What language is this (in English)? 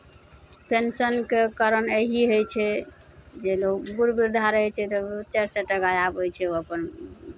Maithili